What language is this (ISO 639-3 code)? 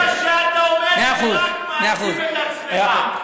heb